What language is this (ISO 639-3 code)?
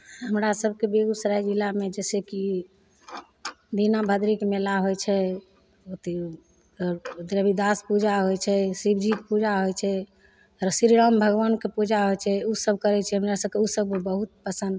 mai